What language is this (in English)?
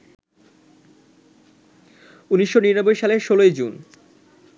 Bangla